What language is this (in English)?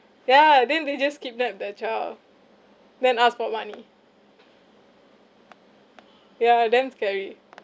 English